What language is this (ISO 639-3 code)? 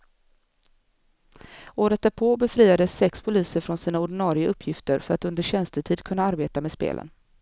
swe